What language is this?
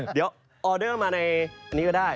Thai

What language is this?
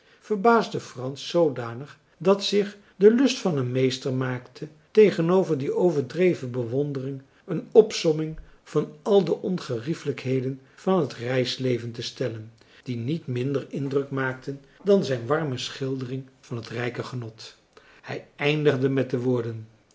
Dutch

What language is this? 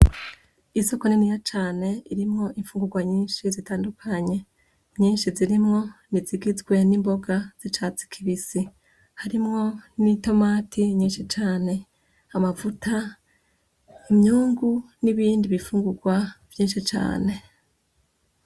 Rundi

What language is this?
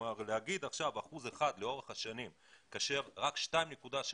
Hebrew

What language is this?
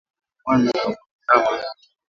Swahili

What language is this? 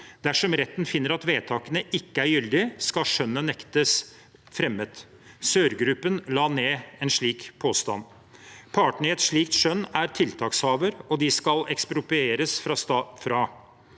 Norwegian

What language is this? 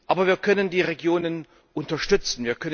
German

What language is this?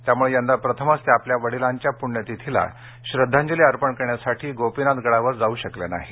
Marathi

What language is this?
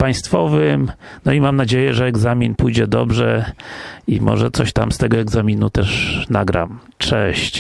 Polish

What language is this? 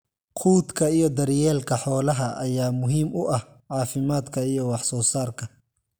Somali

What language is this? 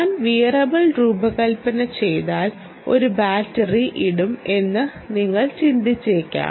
Malayalam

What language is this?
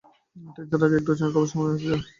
Bangla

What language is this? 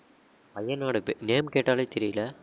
Tamil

